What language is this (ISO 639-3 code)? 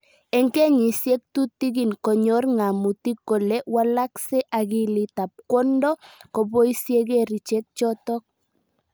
kln